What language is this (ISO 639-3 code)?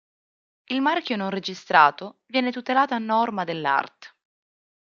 ita